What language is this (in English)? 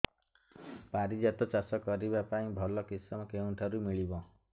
Odia